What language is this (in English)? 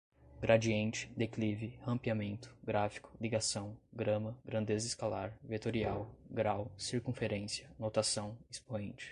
Portuguese